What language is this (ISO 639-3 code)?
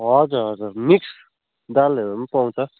nep